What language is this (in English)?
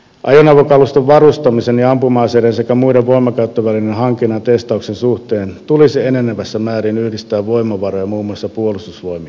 Finnish